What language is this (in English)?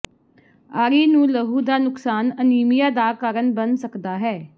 Punjabi